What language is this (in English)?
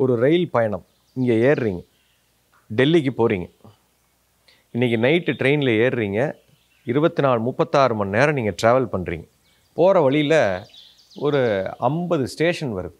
Tamil